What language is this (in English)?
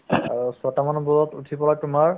Assamese